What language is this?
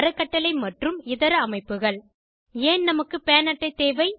Tamil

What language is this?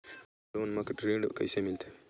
Chhattisgarhi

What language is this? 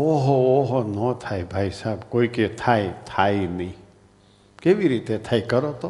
Gujarati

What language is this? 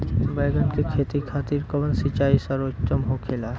Bhojpuri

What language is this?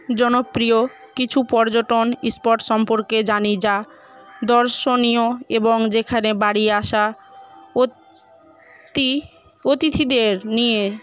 Bangla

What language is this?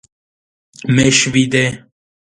Georgian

